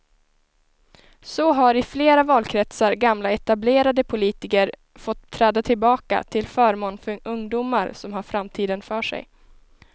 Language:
Swedish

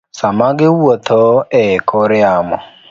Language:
Luo (Kenya and Tanzania)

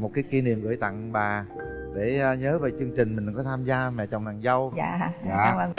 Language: Vietnamese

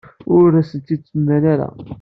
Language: Kabyle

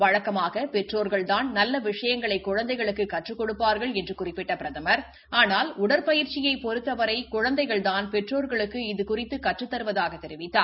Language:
Tamil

